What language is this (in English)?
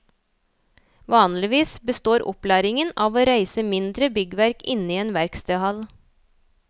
Norwegian